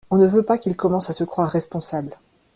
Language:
French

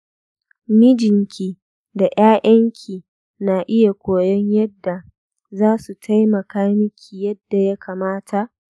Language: Hausa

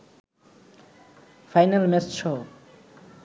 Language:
Bangla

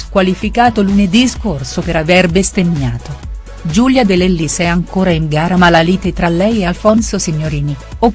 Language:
Italian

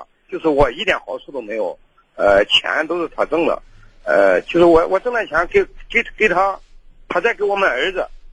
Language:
Chinese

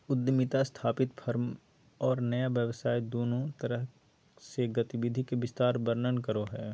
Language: Magahi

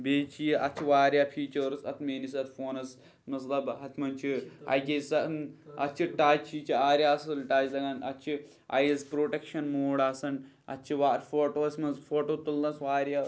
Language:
Kashmiri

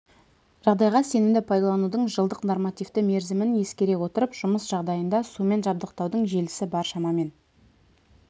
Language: Kazakh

